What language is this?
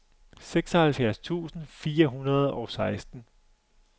Danish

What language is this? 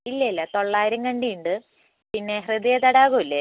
Malayalam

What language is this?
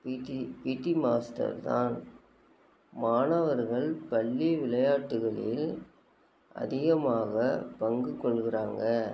Tamil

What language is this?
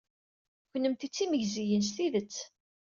Kabyle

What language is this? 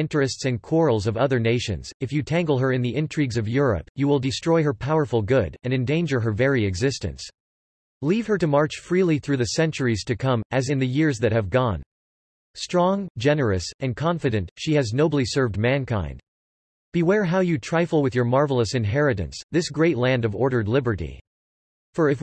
English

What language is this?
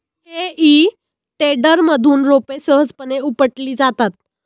Marathi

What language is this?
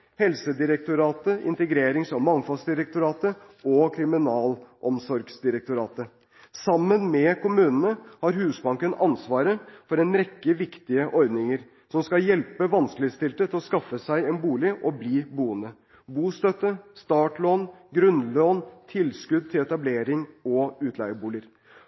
Norwegian Bokmål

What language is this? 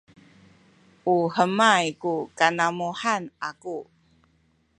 Sakizaya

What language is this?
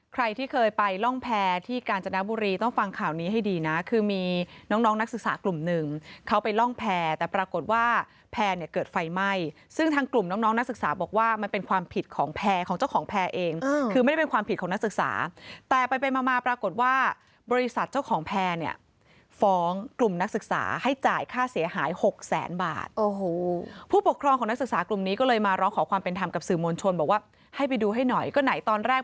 Thai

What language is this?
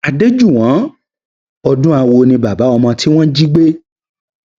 Yoruba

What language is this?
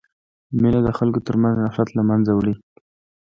Pashto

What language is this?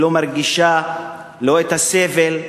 Hebrew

